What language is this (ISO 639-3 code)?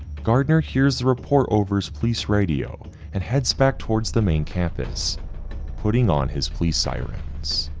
eng